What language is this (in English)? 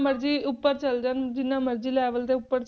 Punjabi